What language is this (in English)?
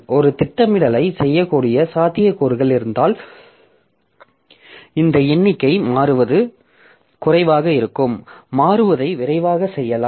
Tamil